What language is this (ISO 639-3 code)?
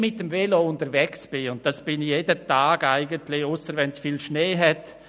gsw